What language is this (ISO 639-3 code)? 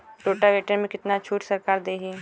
bho